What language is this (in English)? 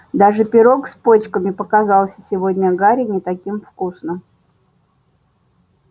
Russian